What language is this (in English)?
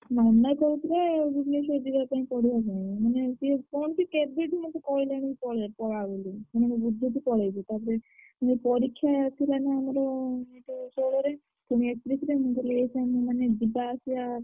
Odia